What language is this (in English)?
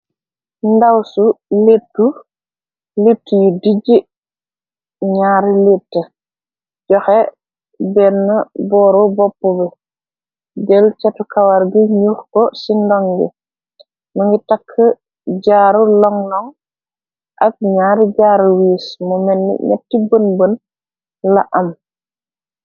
Wolof